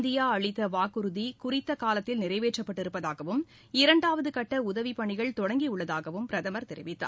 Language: Tamil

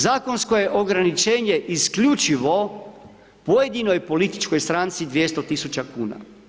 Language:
Croatian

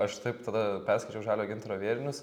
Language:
Lithuanian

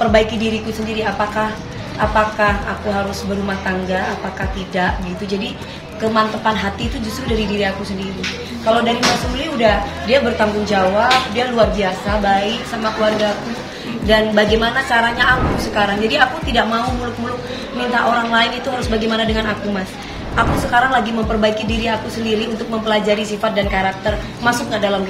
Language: Indonesian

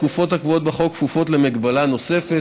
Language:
Hebrew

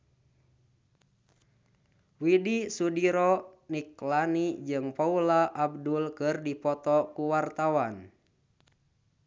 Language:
Sundanese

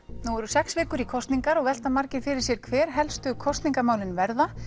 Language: Icelandic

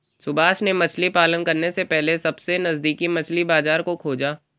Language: Hindi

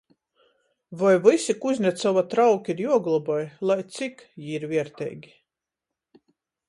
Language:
Latgalian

